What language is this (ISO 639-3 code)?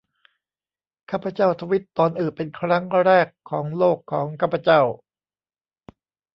tha